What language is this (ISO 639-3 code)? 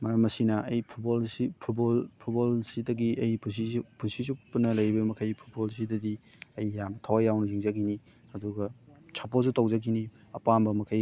mni